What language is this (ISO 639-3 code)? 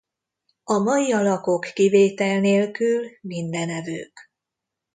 hun